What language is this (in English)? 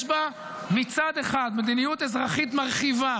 Hebrew